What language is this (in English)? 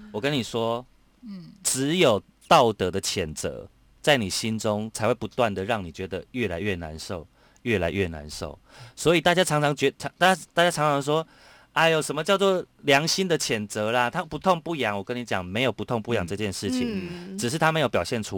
Chinese